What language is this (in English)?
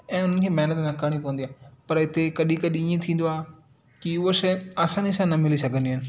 Sindhi